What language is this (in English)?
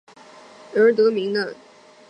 Chinese